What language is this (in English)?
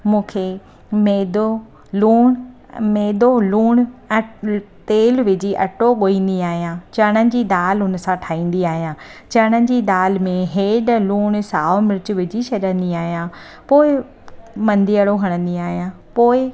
Sindhi